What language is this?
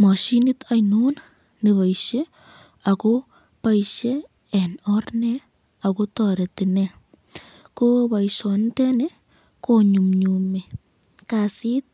Kalenjin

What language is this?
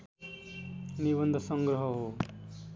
Nepali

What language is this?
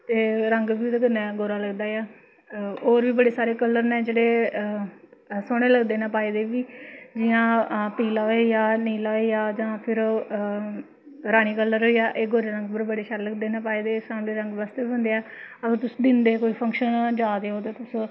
Dogri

